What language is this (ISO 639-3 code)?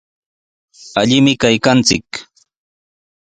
qws